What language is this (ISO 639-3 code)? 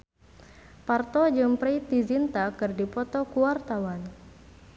sun